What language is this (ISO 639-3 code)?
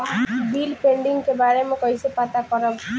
bho